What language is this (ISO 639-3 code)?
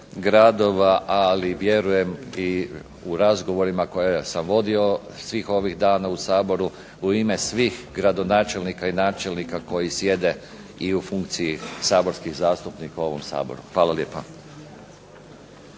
hrv